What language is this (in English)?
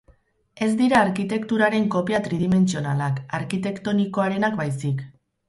Basque